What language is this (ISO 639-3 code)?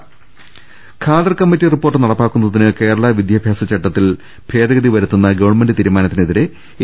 mal